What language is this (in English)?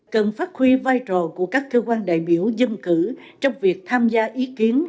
Vietnamese